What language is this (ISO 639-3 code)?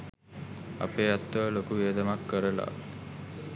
sin